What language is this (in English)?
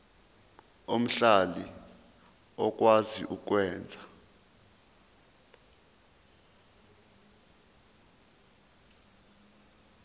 Zulu